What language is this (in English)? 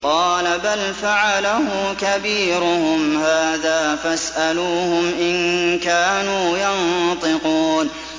Arabic